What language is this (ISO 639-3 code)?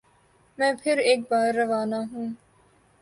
urd